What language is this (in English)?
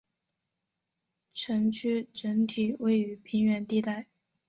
Chinese